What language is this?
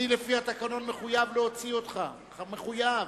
Hebrew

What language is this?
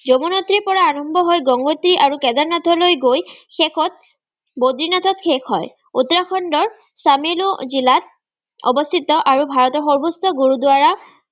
Assamese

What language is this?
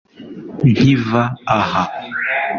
Kinyarwanda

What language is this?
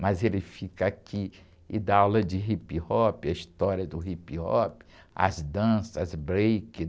Portuguese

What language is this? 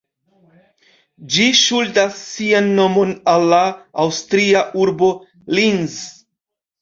Esperanto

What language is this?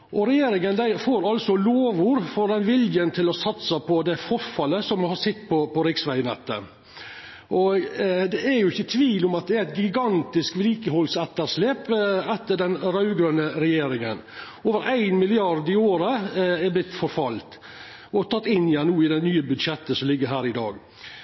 Norwegian Nynorsk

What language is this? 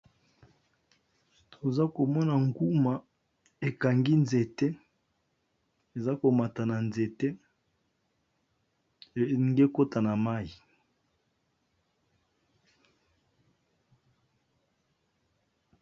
Lingala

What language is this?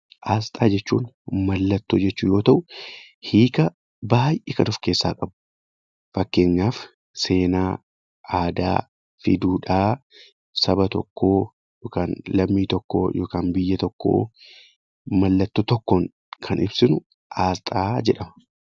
Oromo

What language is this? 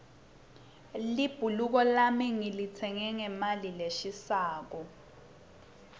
Swati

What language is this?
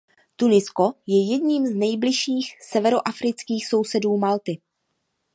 Czech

